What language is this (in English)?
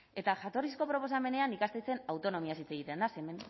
Basque